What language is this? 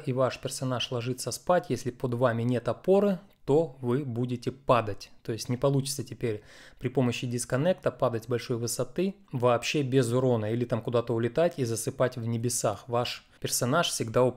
Russian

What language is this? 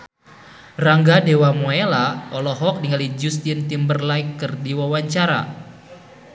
Sundanese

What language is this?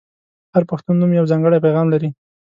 Pashto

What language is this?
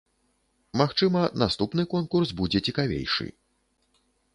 Belarusian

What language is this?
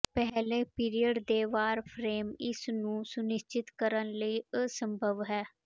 Punjabi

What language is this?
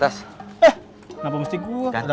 Indonesian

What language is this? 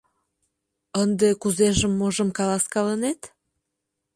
Mari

